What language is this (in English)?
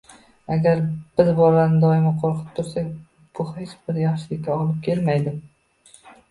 Uzbek